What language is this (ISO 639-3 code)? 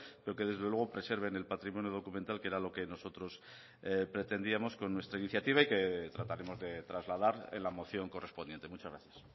spa